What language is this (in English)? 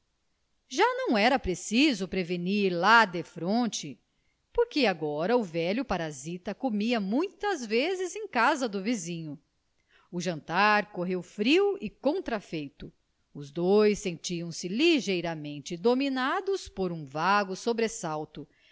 Portuguese